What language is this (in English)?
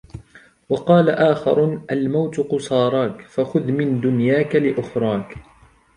Arabic